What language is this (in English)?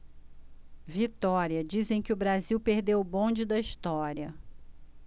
Portuguese